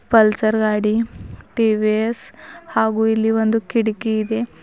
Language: Kannada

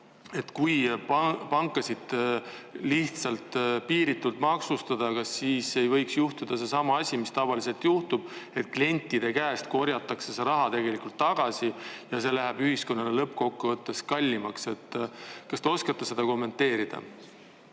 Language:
Estonian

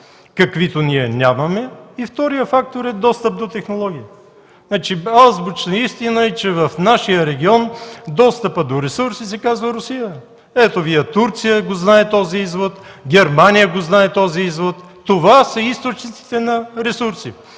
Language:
Bulgarian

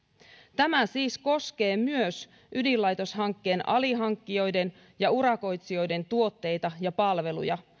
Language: Finnish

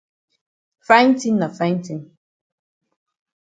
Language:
Cameroon Pidgin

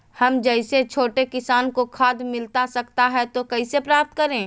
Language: Magahi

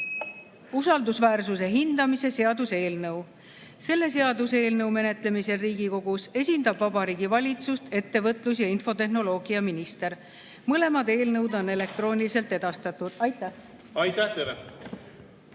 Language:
Estonian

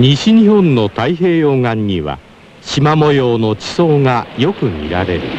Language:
Japanese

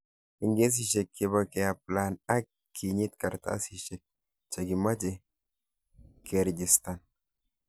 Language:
Kalenjin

